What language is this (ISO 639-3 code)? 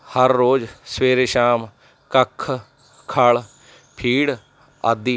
pan